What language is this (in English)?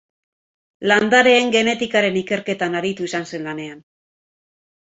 Basque